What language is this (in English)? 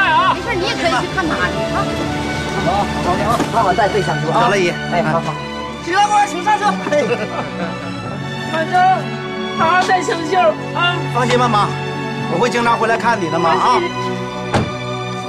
Chinese